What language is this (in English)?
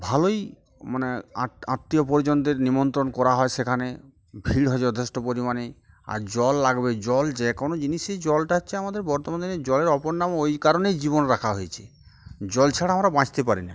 Bangla